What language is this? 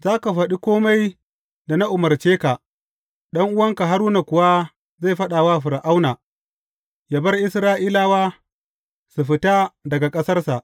Hausa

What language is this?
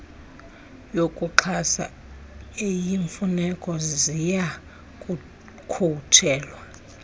Xhosa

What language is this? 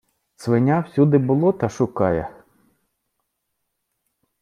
Ukrainian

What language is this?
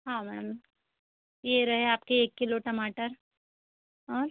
Hindi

